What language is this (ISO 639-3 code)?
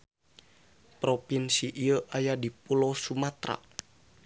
sun